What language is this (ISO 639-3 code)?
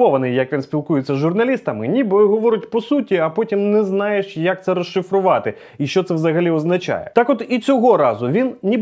ukr